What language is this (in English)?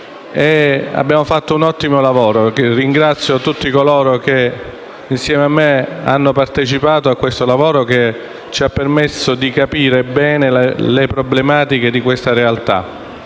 Italian